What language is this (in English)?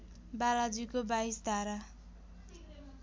Nepali